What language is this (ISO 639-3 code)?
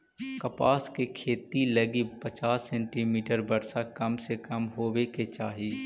mag